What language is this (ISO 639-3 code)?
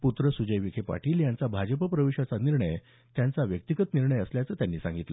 mar